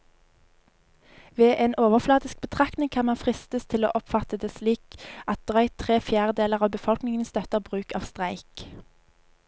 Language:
Norwegian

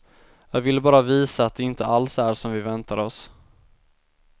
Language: Swedish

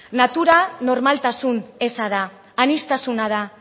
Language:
Basque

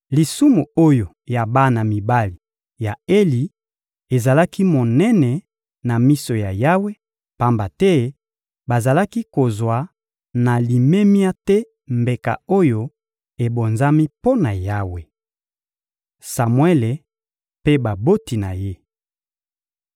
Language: Lingala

